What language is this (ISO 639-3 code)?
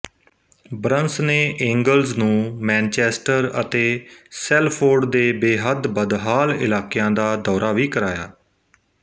pan